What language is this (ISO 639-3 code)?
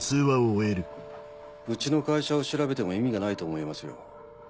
jpn